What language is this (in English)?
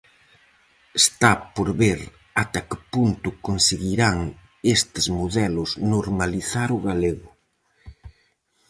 Galician